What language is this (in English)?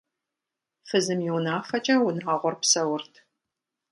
Kabardian